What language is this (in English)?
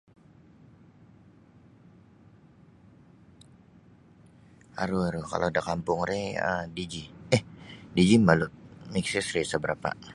Sabah Bisaya